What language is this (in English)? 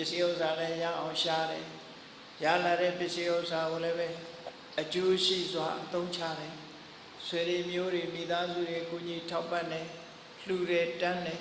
Vietnamese